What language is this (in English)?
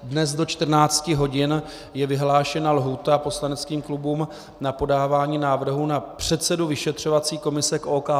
Czech